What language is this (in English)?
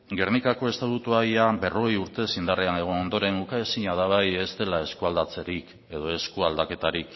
Basque